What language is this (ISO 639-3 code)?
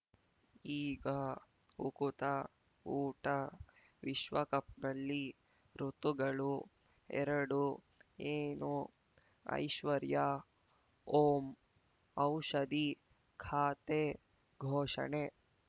kan